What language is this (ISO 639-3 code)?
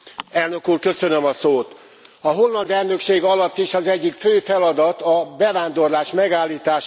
hun